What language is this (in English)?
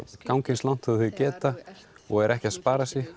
Icelandic